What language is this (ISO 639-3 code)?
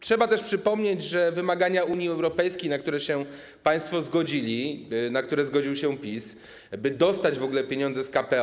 pol